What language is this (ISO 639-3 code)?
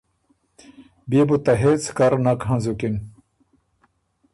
oru